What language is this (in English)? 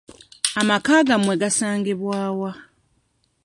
Ganda